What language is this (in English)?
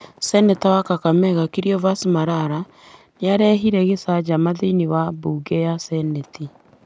Kikuyu